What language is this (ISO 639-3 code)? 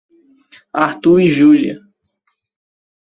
por